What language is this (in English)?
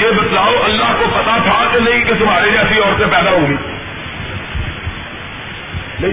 Urdu